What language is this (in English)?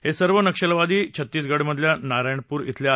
Marathi